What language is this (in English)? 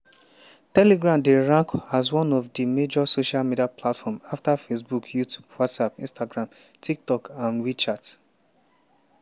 Nigerian Pidgin